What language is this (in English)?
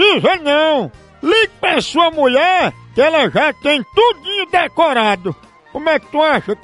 Portuguese